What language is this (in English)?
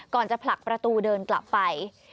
Thai